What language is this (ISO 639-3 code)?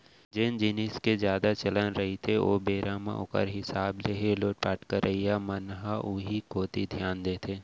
hne